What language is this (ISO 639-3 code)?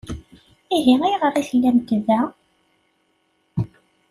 kab